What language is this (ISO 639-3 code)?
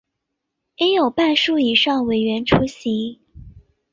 zho